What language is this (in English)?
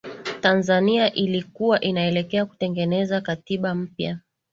Swahili